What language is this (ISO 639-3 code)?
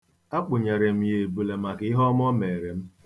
ibo